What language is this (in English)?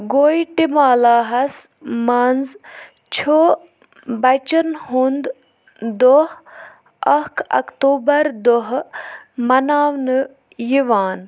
Kashmiri